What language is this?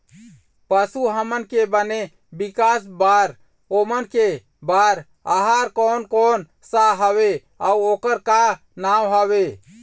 Chhattisgarhi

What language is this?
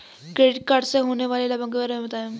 Hindi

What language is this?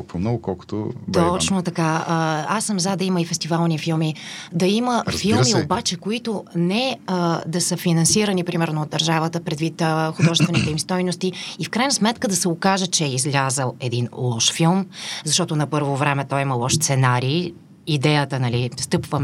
Bulgarian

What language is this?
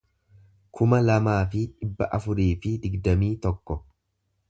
Oromo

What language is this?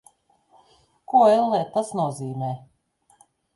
Latvian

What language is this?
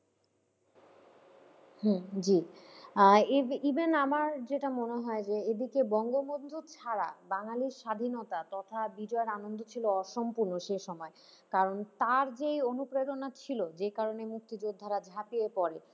Bangla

